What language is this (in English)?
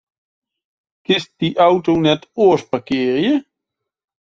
Western Frisian